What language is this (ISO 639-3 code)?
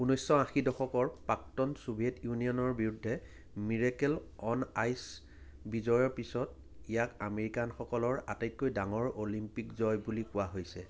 asm